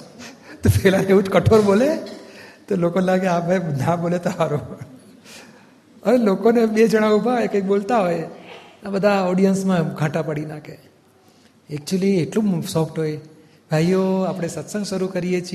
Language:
Gujarati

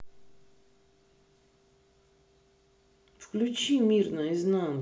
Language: Russian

